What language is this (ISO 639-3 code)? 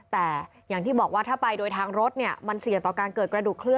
tha